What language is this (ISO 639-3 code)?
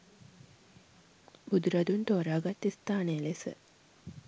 sin